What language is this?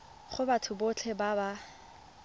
Tswana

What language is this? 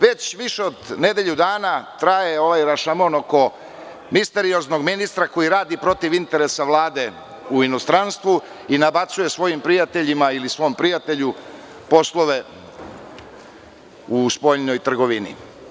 Serbian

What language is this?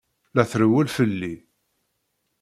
Kabyle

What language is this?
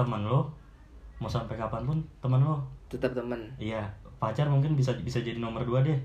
Indonesian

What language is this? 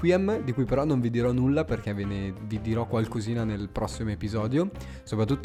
Italian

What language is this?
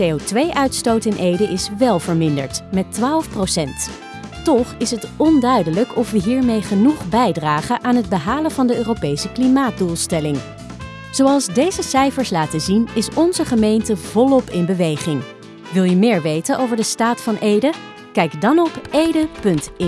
Dutch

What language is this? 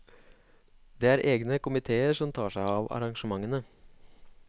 Norwegian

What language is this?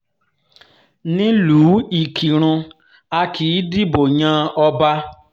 Yoruba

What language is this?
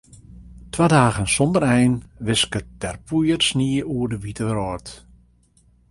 Western Frisian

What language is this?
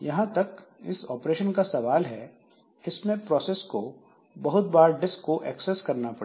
Hindi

